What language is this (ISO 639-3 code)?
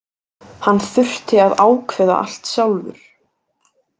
isl